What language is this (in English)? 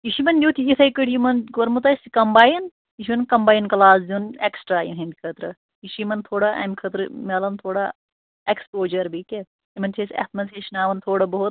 Kashmiri